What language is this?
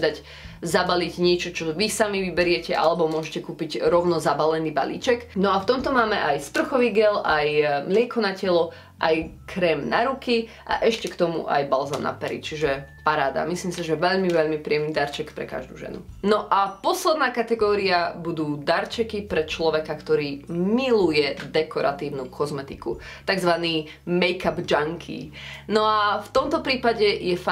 Slovak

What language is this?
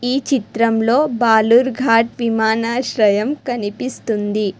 Telugu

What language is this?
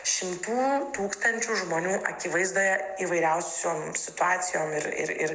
Lithuanian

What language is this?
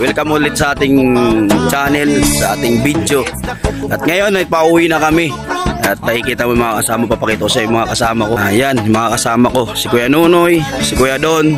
Filipino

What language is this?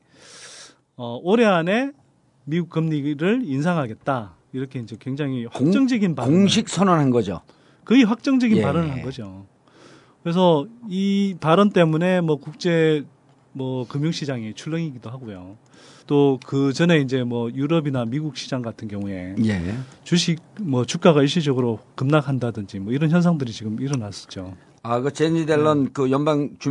Korean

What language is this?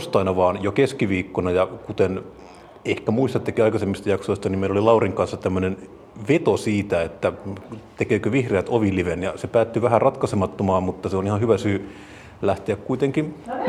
Finnish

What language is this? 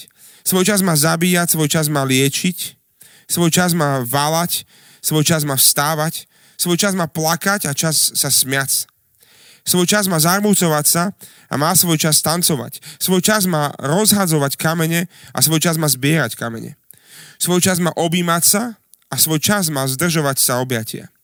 Slovak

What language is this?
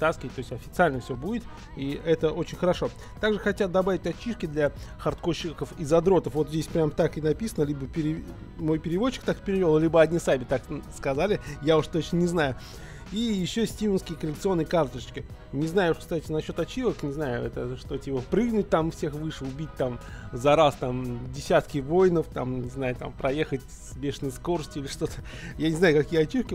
Russian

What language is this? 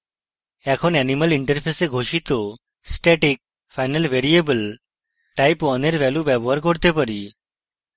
Bangla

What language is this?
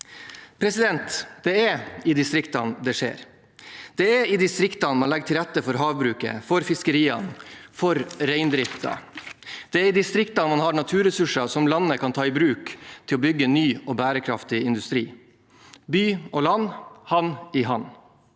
Norwegian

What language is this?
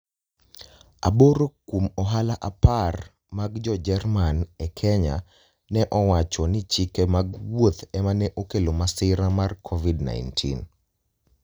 Luo (Kenya and Tanzania)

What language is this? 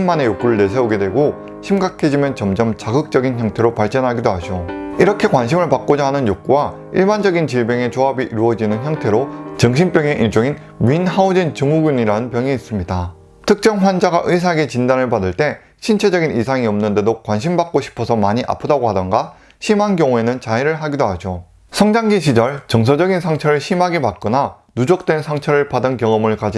Korean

